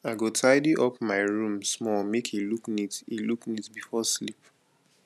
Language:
Nigerian Pidgin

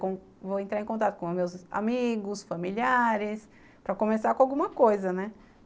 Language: Portuguese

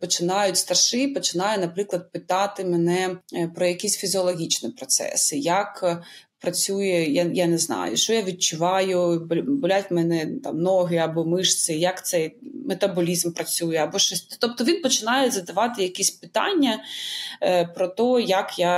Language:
Ukrainian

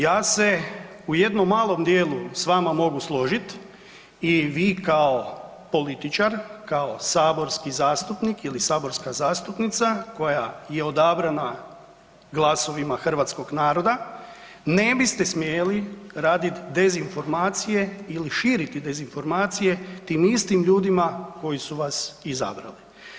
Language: Croatian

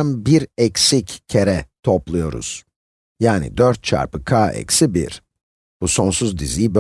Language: Turkish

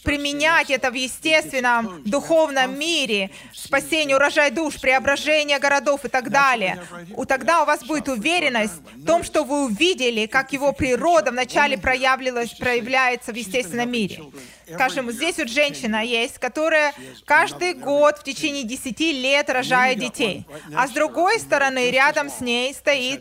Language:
Russian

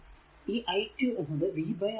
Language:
Malayalam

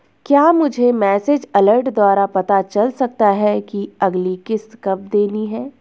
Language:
Hindi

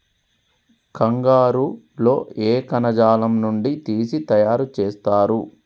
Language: Telugu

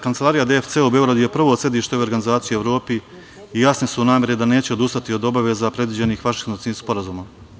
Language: Serbian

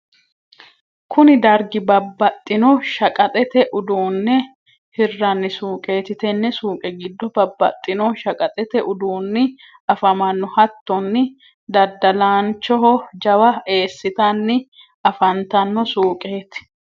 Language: Sidamo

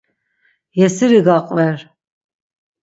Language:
Laz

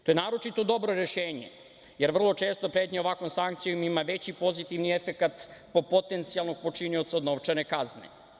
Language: Serbian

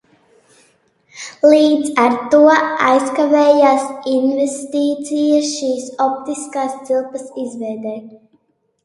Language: Latvian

